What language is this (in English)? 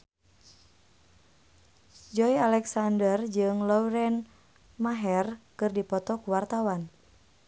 Sundanese